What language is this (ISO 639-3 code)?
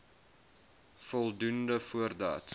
afr